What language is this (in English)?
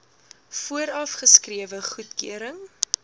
Afrikaans